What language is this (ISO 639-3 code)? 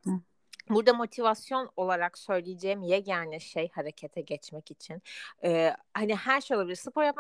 tur